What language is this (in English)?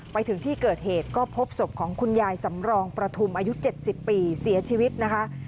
Thai